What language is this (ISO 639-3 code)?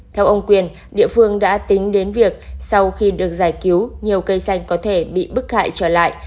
vie